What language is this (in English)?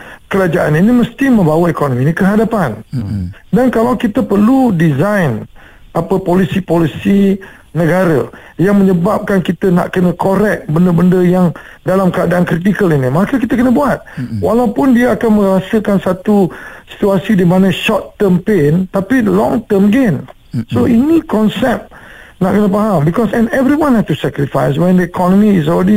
Malay